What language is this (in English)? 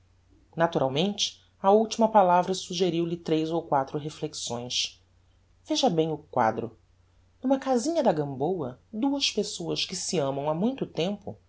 Portuguese